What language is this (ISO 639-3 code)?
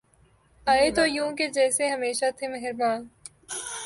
urd